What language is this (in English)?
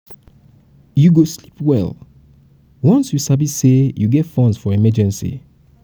Nigerian Pidgin